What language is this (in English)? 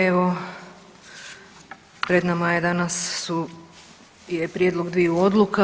Croatian